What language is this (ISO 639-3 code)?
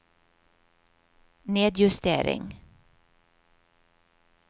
nor